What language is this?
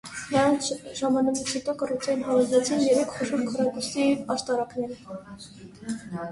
Armenian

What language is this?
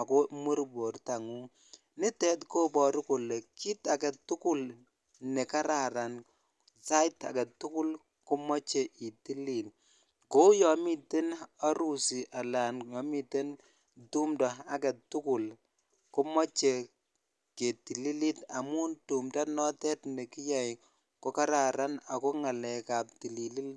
Kalenjin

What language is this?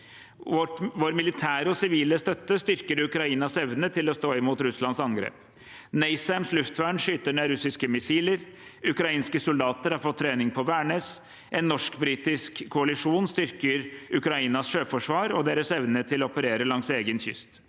Norwegian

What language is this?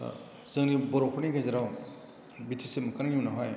Bodo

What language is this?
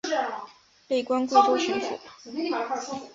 Chinese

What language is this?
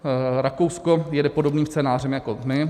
Czech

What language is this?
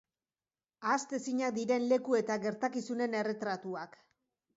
Basque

